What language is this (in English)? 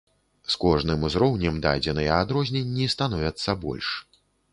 Belarusian